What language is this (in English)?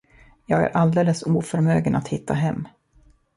Swedish